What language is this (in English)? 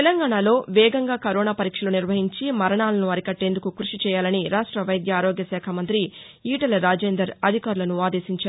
Telugu